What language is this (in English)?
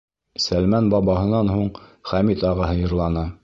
Bashkir